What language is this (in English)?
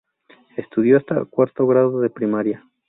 Spanish